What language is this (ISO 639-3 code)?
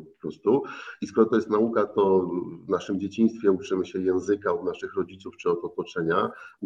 pol